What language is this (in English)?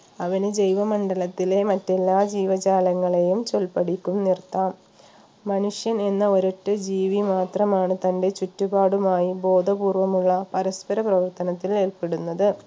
Malayalam